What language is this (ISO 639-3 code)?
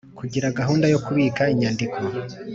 kin